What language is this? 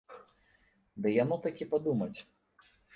Belarusian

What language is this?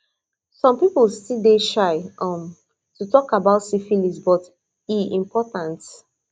Nigerian Pidgin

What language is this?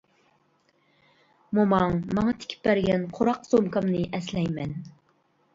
Uyghur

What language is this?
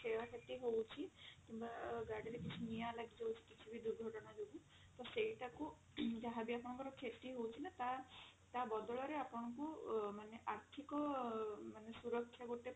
Odia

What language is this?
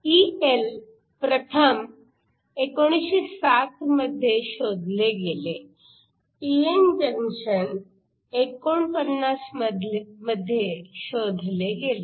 Marathi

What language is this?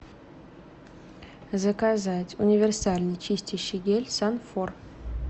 Russian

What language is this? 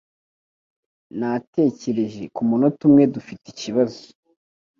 Kinyarwanda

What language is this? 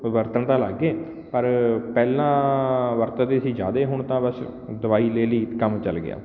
Punjabi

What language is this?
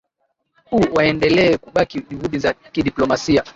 Swahili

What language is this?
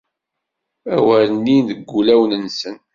Kabyle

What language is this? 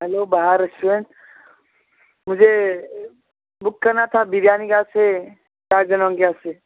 Urdu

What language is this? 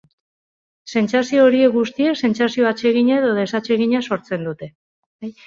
Basque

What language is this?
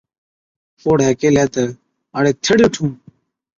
Od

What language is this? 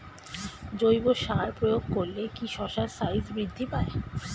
Bangla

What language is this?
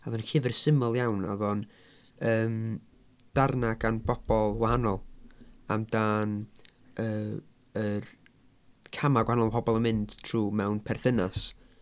Welsh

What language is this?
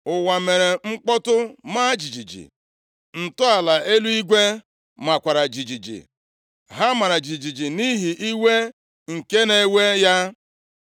Igbo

